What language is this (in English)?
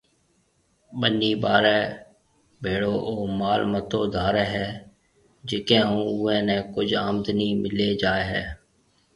Marwari (Pakistan)